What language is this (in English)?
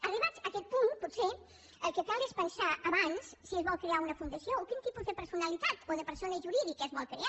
Catalan